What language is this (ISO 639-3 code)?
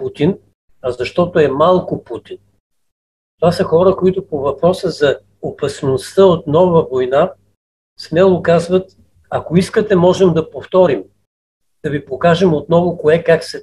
bul